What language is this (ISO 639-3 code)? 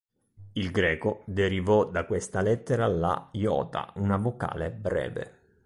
ita